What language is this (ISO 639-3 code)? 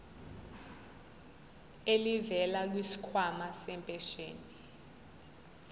zul